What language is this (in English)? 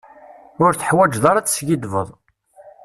Kabyle